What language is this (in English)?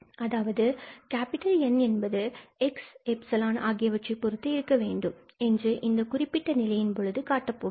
Tamil